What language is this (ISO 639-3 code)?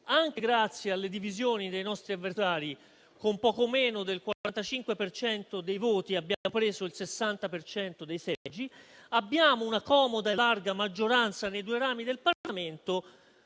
ita